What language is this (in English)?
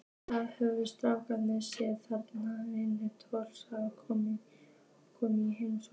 Icelandic